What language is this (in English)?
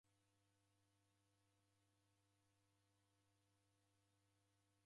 Taita